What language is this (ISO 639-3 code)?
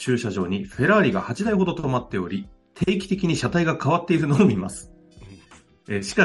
jpn